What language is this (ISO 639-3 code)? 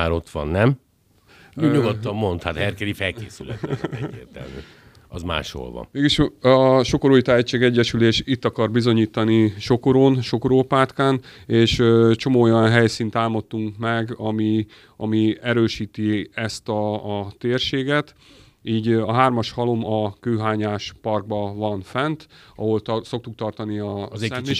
hun